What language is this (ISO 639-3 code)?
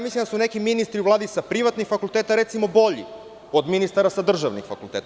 srp